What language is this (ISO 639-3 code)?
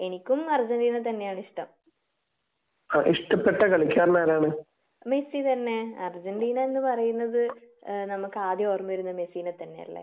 mal